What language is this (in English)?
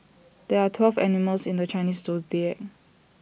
English